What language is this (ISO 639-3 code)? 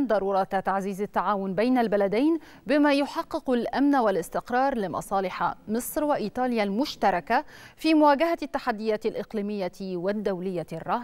ara